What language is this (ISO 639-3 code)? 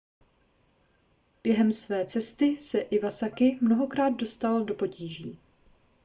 ces